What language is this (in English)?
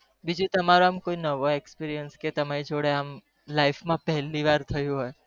Gujarati